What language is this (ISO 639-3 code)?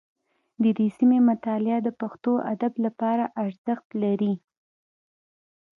pus